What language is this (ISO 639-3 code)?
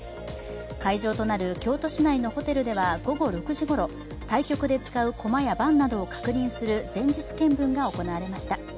jpn